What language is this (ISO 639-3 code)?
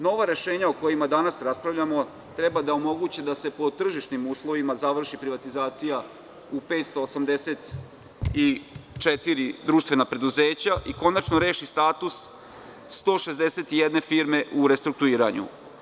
srp